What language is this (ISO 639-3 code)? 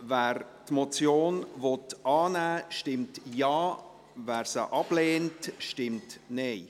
gsw